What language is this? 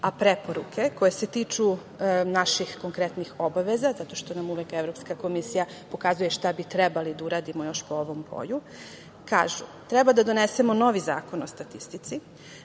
Serbian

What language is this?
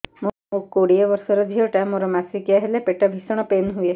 Odia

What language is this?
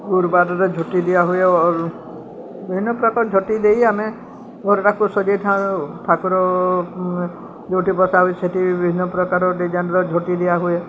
Odia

